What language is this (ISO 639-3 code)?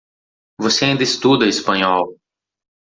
por